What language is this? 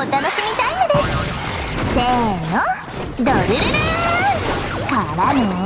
Japanese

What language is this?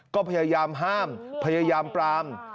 Thai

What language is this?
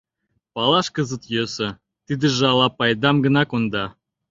Mari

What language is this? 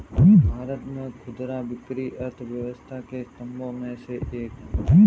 Hindi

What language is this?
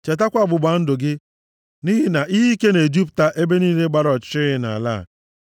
Igbo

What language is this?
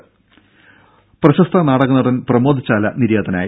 Malayalam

